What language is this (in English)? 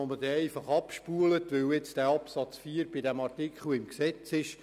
Swiss German